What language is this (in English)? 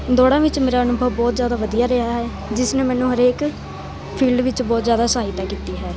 Punjabi